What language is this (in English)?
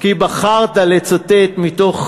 Hebrew